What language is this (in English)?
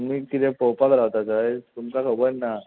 Konkani